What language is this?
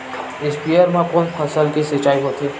Chhattisgarhi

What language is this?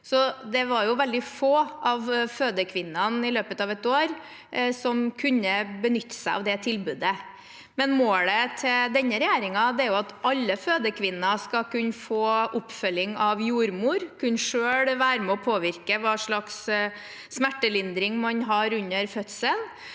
Norwegian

